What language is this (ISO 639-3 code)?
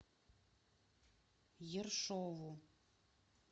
rus